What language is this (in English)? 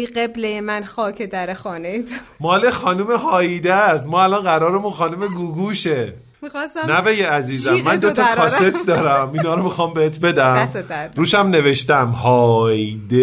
Persian